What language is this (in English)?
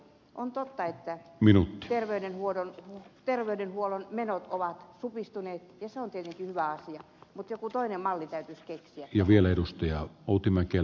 Finnish